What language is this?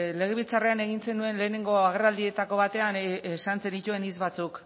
Basque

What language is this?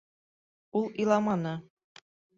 Bashkir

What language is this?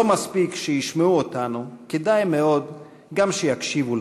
Hebrew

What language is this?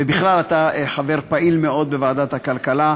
Hebrew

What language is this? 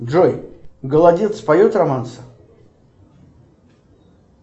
Russian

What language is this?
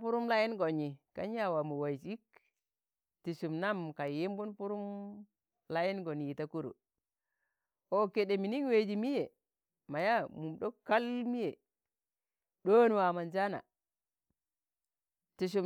Tangale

